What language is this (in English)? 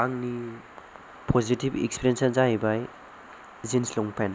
Bodo